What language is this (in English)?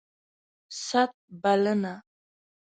Pashto